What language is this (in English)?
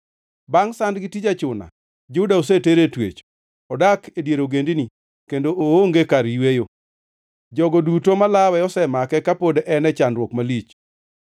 Luo (Kenya and Tanzania)